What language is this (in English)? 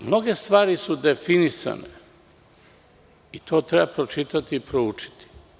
Serbian